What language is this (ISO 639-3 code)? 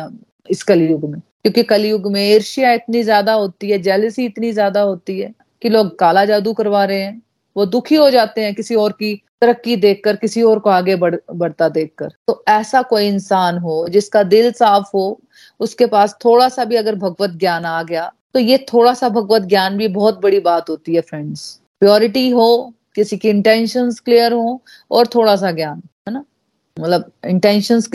hin